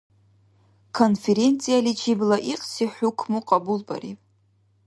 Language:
Dargwa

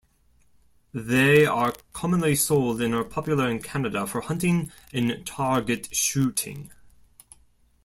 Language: English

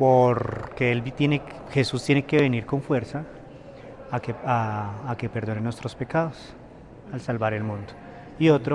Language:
Spanish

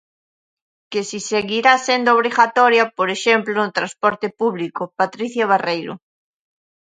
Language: Galician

